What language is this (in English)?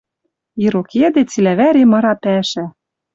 Western Mari